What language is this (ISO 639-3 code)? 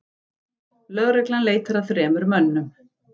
isl